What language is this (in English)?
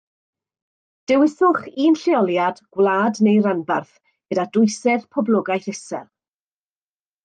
Welsh